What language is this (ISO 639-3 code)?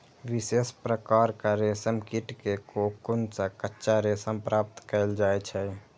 mai